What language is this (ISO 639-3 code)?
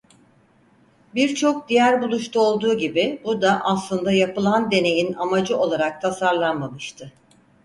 tur